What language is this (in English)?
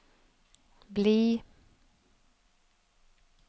Norwegian